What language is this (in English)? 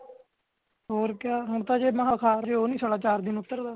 Punjabi